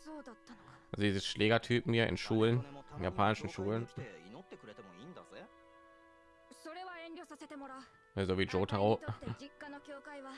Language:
German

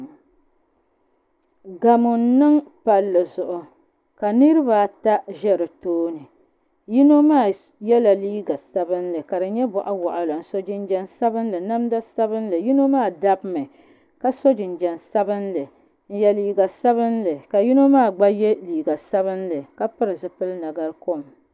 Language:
Dagbani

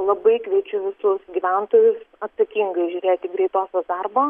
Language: Lithuanian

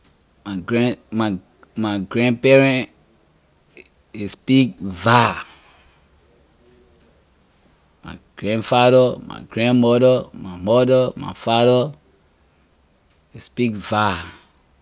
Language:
Liberian English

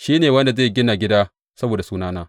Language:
Hausa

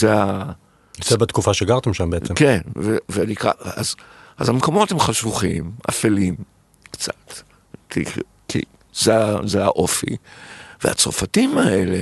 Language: Hebrew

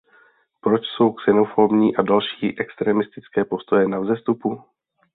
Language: Czech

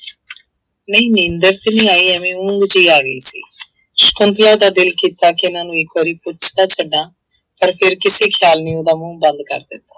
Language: Punjabi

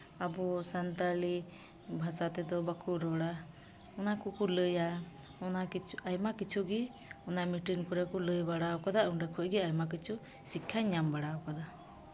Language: Santali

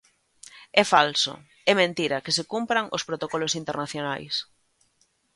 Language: Galician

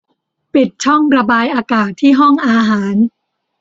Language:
Thai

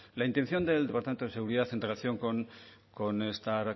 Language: Spanish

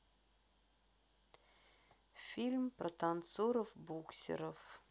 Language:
Russian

